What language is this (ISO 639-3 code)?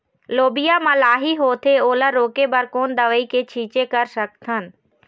hne